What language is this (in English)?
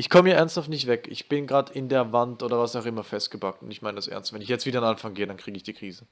German